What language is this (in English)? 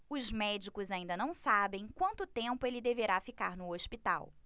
Portuguese